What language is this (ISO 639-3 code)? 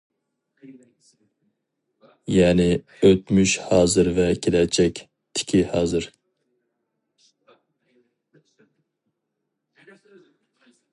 uig